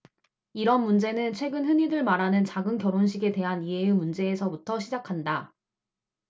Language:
Korean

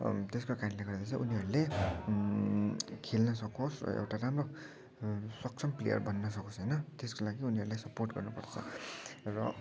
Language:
Nepali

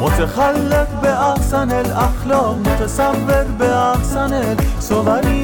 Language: Persian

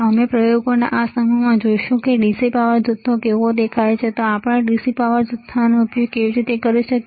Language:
Gujarati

